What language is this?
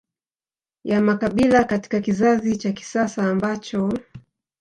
Swahili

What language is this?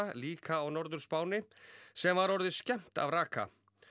Icelandic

